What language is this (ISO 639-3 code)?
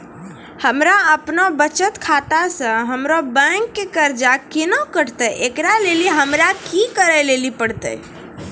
mai